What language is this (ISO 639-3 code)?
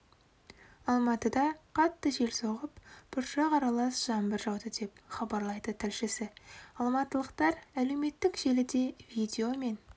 kaz